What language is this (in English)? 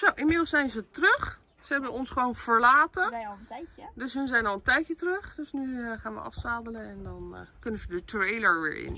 Dutch